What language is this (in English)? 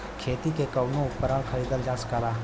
Bhojpuri